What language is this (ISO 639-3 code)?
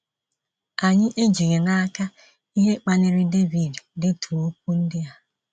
ibo